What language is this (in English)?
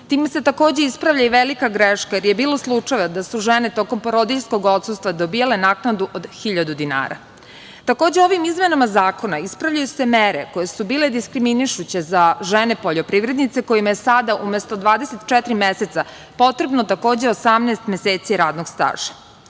Serbian